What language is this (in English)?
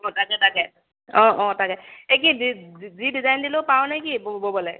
Assamese